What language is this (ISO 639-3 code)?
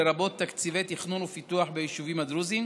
heb